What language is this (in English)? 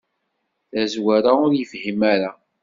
Kabyle